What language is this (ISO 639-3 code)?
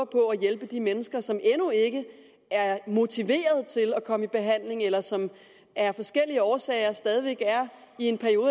dan